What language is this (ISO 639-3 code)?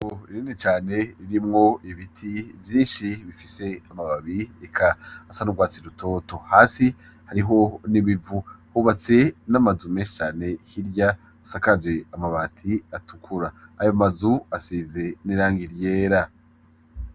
run